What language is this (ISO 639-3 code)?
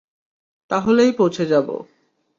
ben